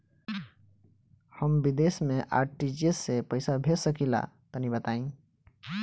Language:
Bhojpuri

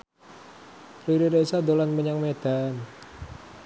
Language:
Javanese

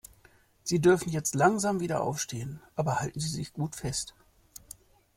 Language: German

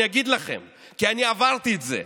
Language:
Hebrew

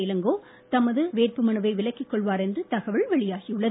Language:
Tamil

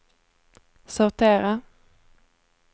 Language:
Swedish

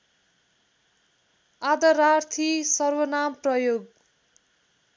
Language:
Nepali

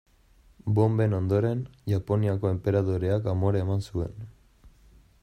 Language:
Basque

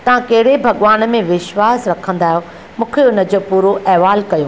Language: Sindhi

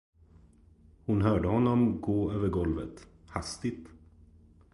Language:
Swedish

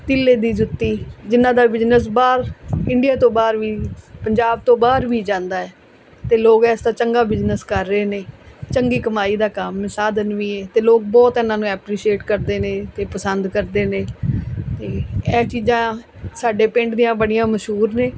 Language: Punjabi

